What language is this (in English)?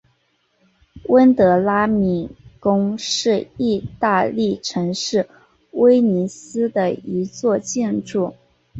Chinese